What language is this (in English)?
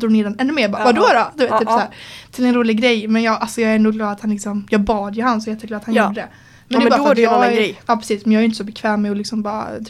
Swedish